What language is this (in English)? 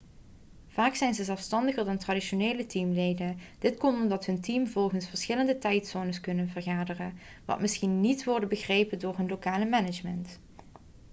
Dutch